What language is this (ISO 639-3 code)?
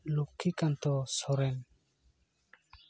sat